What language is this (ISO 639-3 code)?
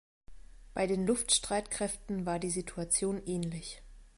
deu